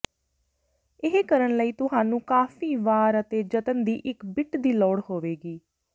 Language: Punjabi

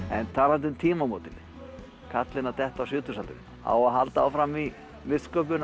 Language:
Icelandic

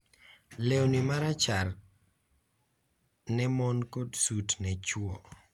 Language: Luo (Kenya and Tanzania)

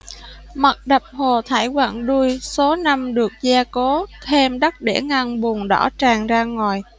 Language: Vietnamese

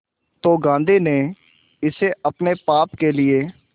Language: Hindi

